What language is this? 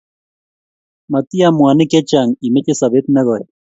Kalenjin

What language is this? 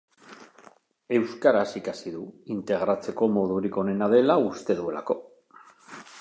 Basque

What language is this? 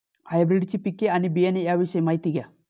Marathi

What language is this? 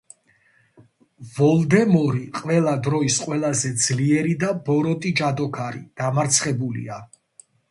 Georgian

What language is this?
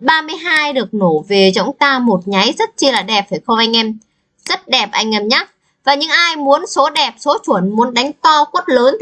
Vietnamese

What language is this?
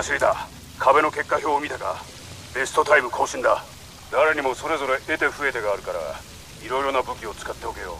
Japanese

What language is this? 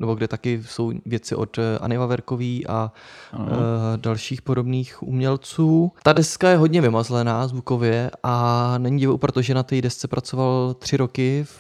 Czech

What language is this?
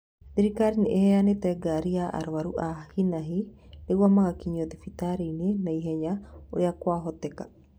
Kikuyu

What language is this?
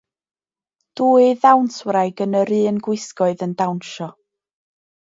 Welsh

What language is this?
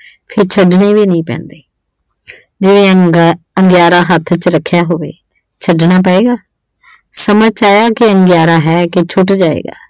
Punjabi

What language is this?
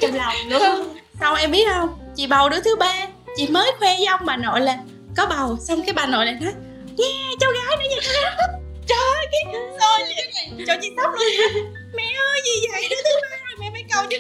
Vietnamese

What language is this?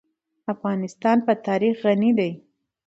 Pashto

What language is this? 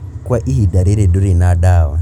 Kikuyu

